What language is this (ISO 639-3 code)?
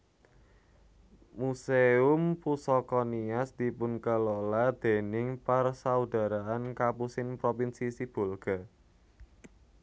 jav